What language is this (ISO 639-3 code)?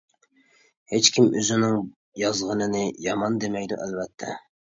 uig